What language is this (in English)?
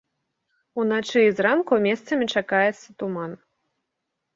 Belarusian